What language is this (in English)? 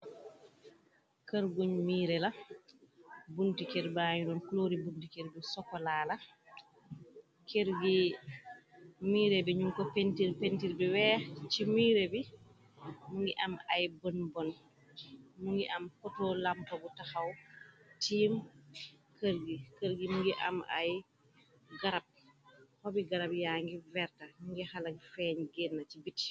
Wolof